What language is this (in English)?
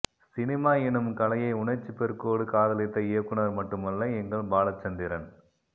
Tamil